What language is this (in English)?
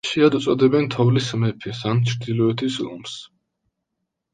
Georgian